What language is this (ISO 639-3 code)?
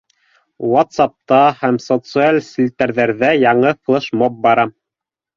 bak